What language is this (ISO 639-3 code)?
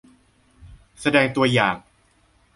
tha